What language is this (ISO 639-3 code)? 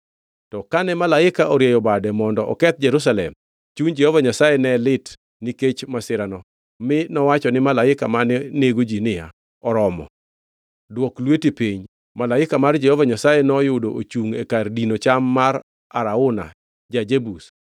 luo